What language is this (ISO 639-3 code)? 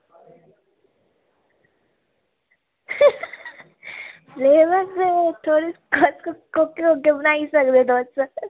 doi